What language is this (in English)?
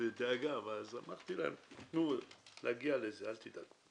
Hebrew